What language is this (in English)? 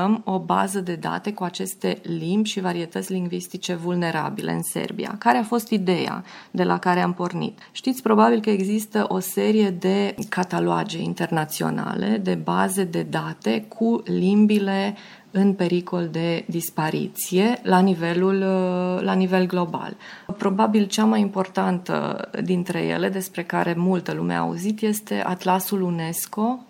Romanian